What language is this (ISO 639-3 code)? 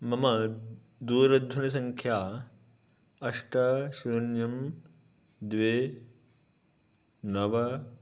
san